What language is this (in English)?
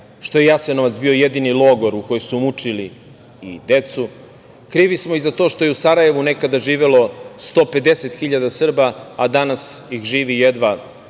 Serbian